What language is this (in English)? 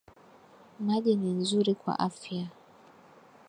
Swahili